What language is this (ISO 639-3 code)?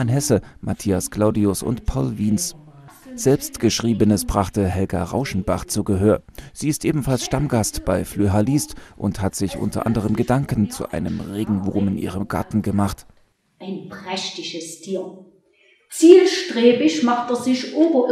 deu